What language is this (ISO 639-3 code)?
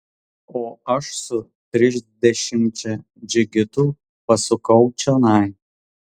lit